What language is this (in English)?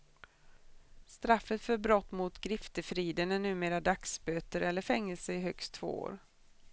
Swedish